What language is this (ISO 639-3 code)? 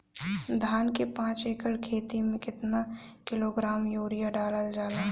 bho